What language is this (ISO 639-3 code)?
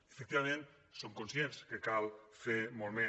cat